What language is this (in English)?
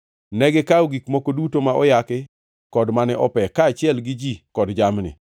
Luo (Kenya and Tanzania)